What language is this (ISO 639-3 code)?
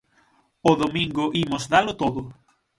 glg